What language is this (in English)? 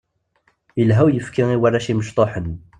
Kabyle